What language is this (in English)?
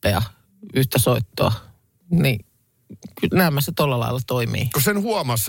Finnish